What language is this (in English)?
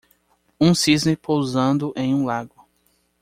Portuguese